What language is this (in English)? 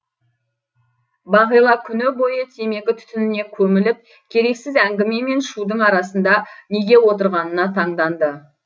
Kazakh